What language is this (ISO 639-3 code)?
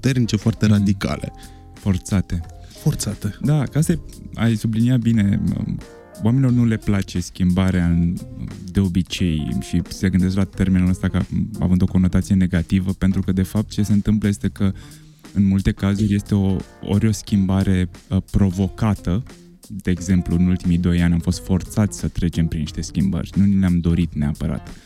ron